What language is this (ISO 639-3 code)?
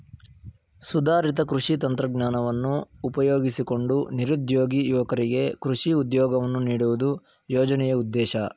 kan